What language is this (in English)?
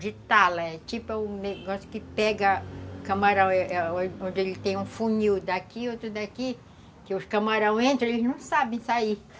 Portuguese